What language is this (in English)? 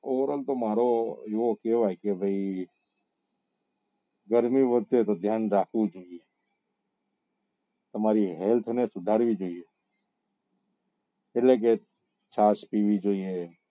Gujarati